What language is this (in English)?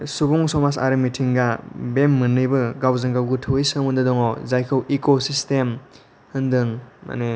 Bodo